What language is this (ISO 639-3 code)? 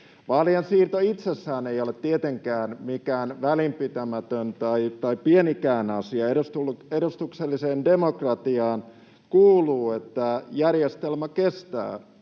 fin